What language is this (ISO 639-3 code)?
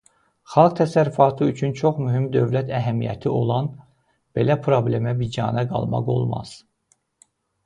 aze